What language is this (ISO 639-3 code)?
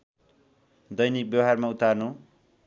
nep